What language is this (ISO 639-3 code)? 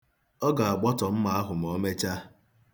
ibo